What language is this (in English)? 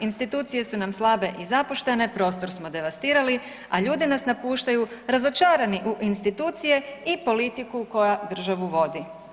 Croatian